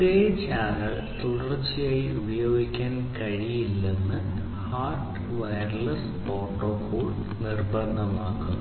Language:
Malayalam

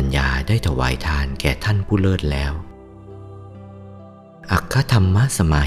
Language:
Thai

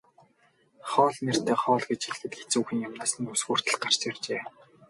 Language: Mongolian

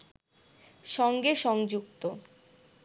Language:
Bangla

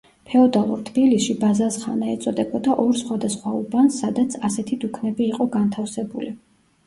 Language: Georgian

